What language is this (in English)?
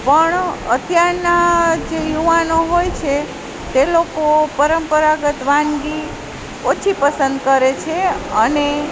Gujarati